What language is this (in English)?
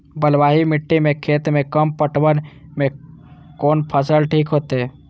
Maithili